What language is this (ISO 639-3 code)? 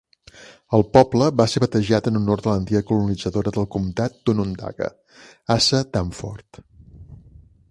cat